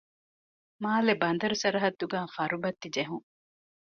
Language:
Divehi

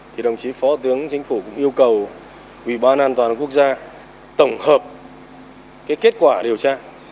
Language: Vietnamese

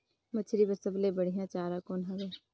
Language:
Chhattisgarhi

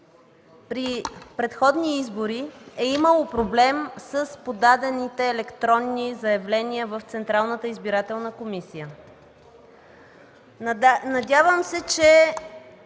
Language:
Bulgarian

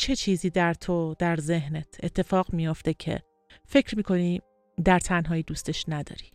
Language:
Persian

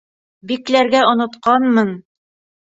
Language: Bashkir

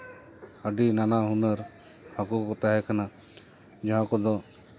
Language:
Santali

